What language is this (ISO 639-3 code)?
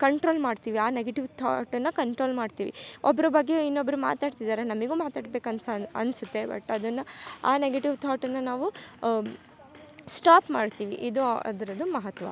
kan